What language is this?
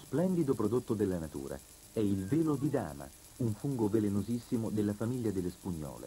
Italian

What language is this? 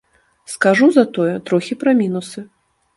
Belarusian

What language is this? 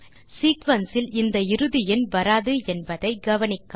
Tamil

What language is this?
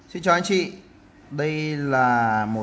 Vietnamese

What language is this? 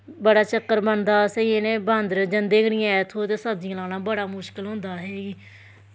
Dogri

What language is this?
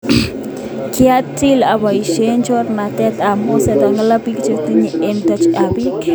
Kalenjin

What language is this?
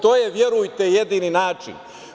Serbian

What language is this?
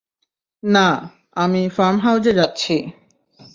Bangla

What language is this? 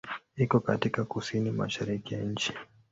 Swahili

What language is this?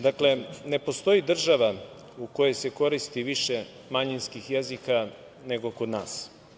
Serbian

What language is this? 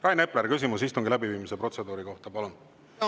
Estonian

